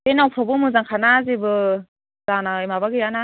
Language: Bodo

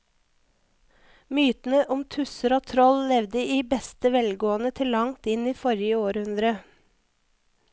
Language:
Norwegian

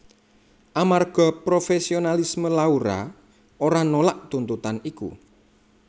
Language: Javanese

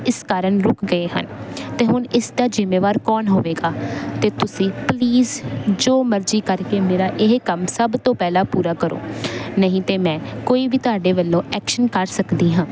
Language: Punjabi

